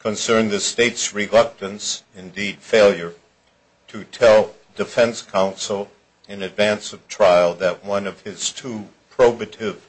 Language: English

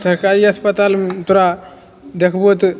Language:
Maithili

